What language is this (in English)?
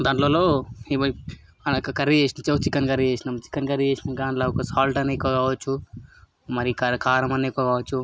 Telugu